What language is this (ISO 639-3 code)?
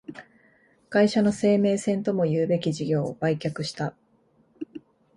jpn